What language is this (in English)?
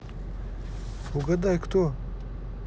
Russian